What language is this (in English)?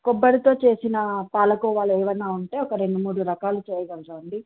Telugu